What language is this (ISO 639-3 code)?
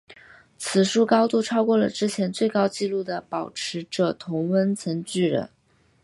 zho